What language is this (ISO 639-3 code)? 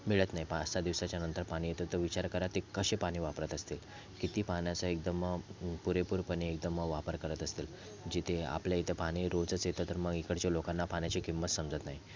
mar